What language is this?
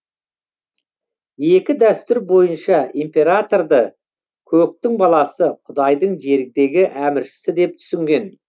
Kazakh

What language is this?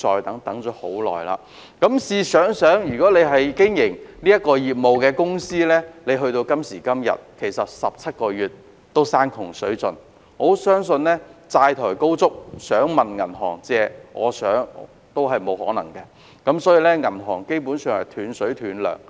Cantonese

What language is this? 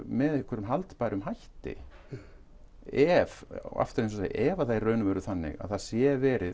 Icelandic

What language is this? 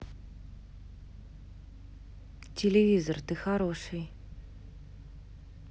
Russian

